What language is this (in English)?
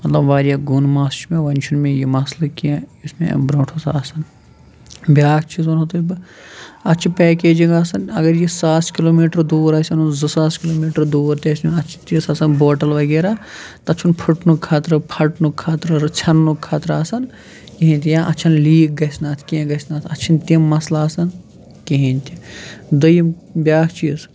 Kashmiri